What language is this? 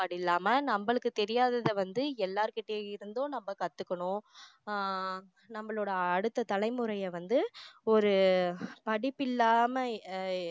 Tamil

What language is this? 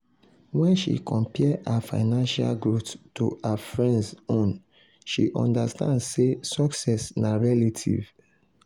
Nigerian Pidgin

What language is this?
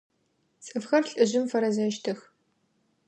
Adyghe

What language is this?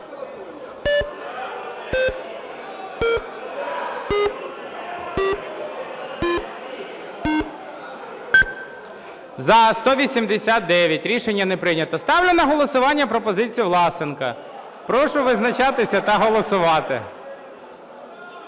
Ukrainian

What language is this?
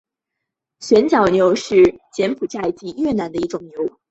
Chinese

